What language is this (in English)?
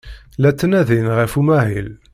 Kabyle